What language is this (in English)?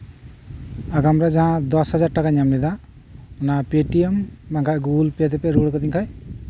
Santali